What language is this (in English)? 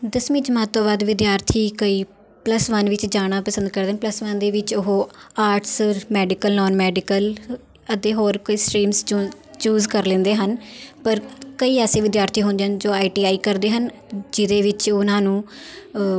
Punjabi